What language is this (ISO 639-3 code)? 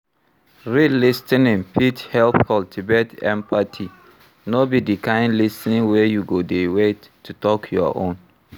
pcm